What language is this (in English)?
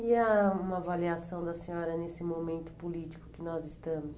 Portuguese